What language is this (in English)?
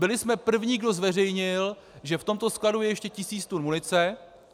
Czech